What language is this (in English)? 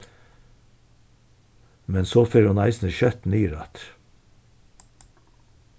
Faroese